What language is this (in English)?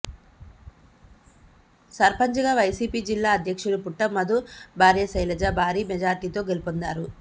Telugu